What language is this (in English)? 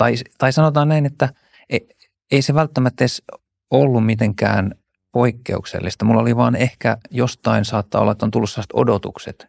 Finnish